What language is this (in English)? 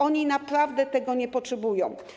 Polish